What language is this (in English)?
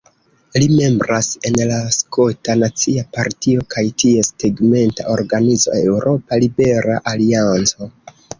Esperanto